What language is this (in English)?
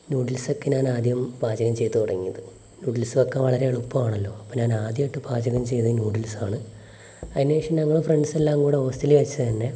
Malayalam